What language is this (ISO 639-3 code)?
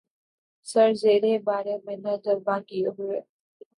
urd